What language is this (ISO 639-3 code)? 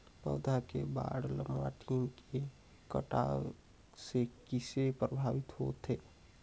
hne